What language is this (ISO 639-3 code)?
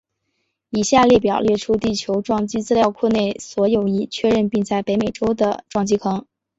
zho